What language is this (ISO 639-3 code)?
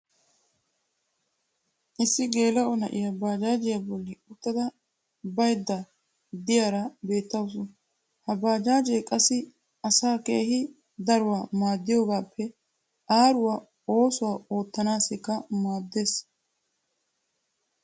wal